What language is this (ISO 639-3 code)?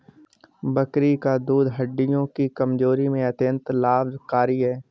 hin